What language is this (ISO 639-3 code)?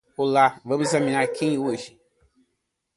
por